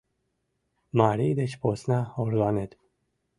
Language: Mari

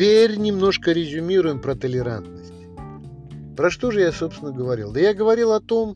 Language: Russian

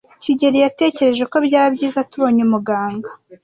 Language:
Kinyarwanda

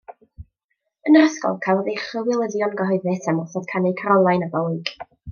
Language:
Welsh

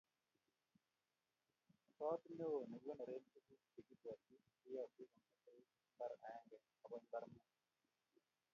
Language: Kalenjin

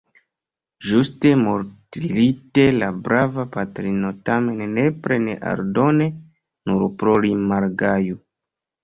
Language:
Esperanto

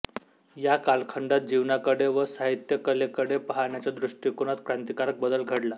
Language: Marathi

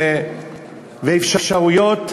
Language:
Hebrew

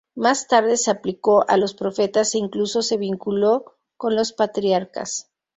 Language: Spanish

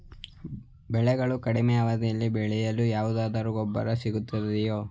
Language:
Kannada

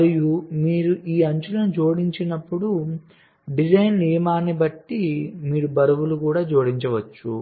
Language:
Telugu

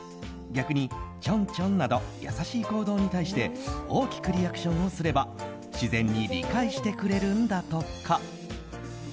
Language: Japanese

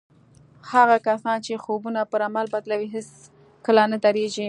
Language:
Pashto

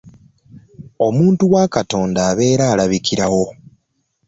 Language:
Ganda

